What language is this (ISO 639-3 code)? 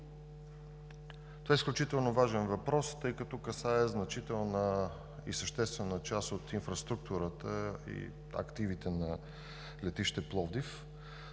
bul